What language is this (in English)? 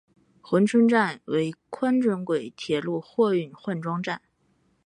Chinese